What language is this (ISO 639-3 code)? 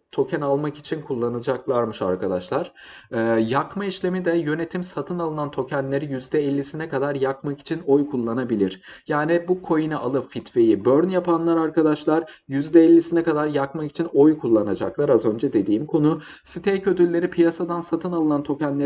tur